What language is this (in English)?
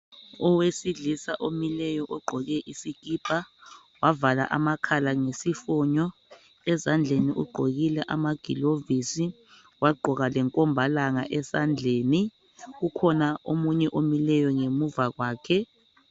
North Ndebele